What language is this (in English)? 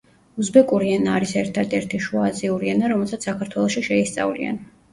Georgian